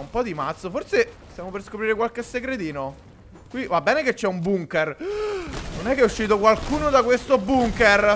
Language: Italian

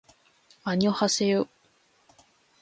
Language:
Japanese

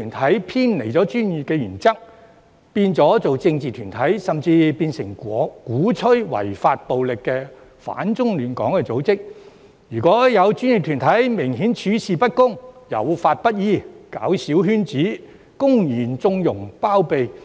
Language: Cantonese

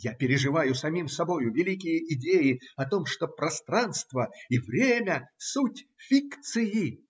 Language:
Russian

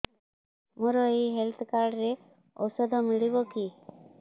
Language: Odia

